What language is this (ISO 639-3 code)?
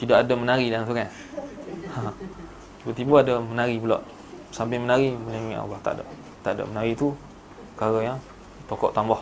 msa